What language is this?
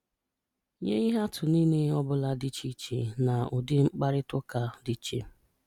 Igbo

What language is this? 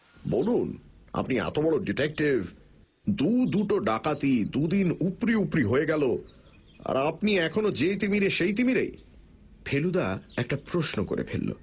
Bangla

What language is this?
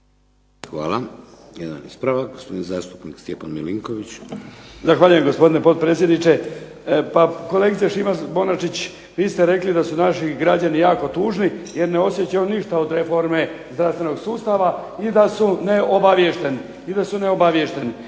Croatian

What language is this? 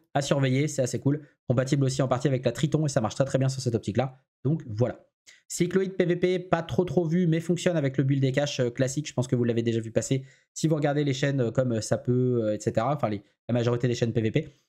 French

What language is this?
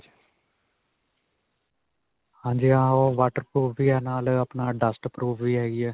Punjabi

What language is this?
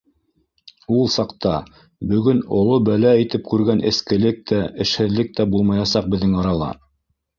Bashkir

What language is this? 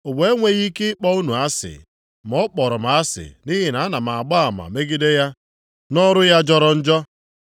Igbo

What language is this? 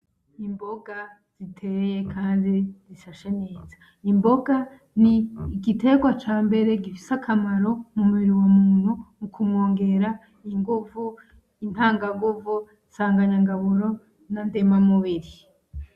Rundi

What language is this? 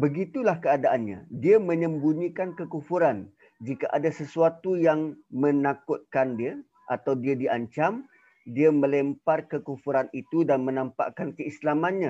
Malay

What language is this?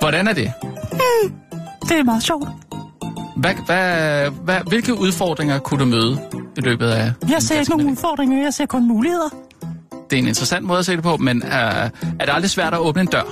Danish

